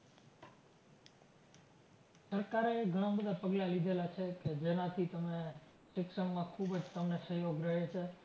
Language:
Gujarati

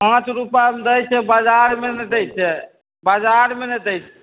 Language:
Maithili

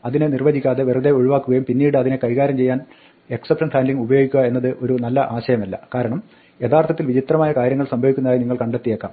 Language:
Malayalam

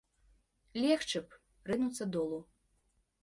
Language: Belarusian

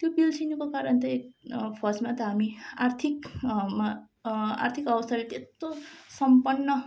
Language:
Nepali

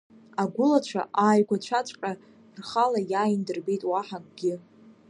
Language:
Abkhazian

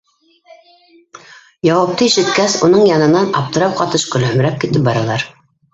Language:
Bashkir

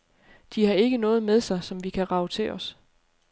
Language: Danish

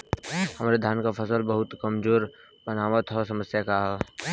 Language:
Bhojpuri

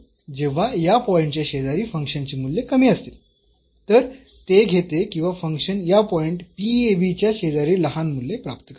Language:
Marathi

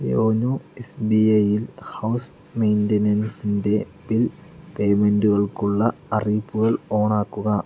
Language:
Malayalam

